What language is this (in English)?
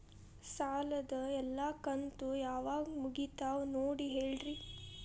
Kannada